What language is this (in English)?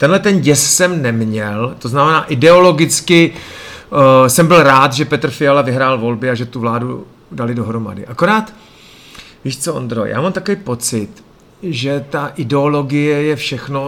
Czech